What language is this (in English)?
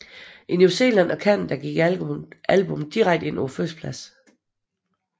Danish